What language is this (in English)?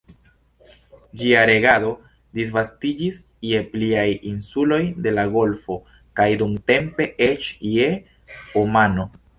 Esperanto